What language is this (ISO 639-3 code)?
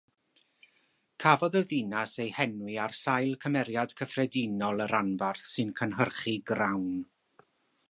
cym